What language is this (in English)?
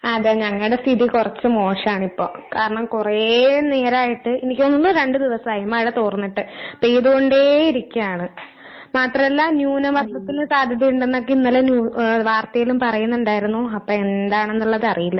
Malayalam